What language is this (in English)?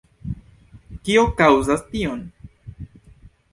Esperanto